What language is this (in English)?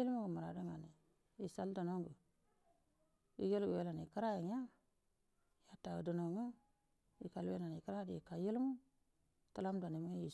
Buduma